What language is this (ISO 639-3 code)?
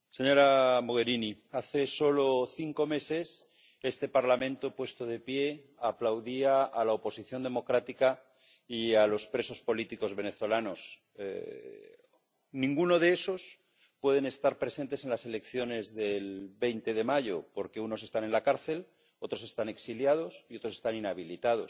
spa